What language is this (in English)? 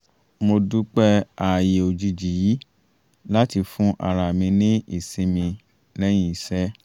Yoruba